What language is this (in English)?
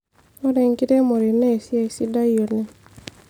Masai